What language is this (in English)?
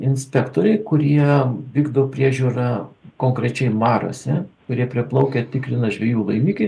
Lithuanian